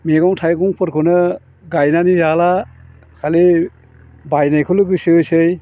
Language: Bodo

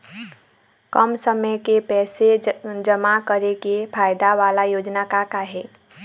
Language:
Chhattisgarhi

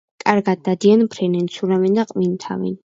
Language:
Georgian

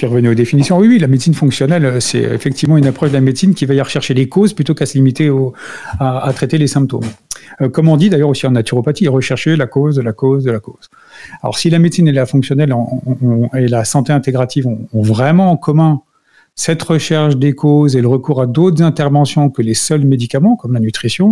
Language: French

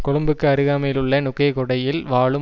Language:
Tamil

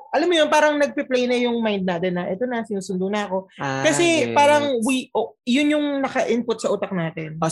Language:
Filipino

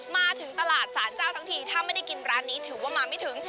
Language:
Thai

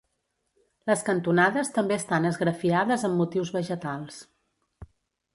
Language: Catalan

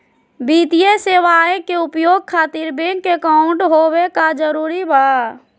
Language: Magahi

